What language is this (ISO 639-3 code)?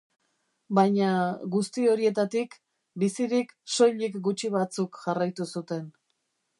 eus